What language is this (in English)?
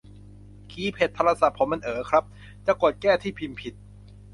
Thai